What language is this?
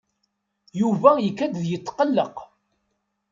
Kabyle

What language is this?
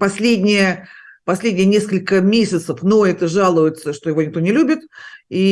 Russian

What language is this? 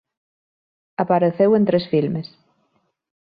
Galician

